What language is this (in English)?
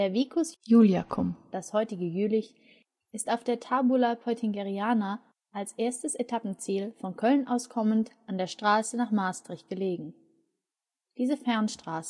German